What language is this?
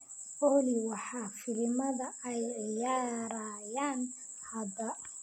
Somali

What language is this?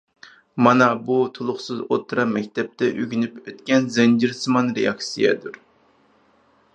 Uyghur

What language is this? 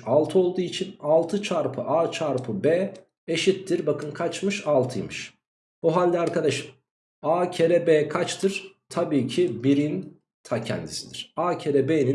Turkish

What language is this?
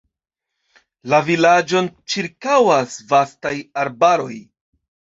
Esperanto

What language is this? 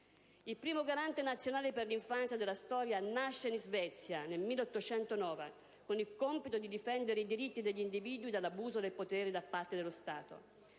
Italian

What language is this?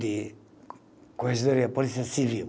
Portuguese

